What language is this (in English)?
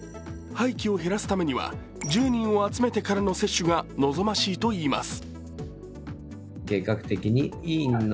Japanese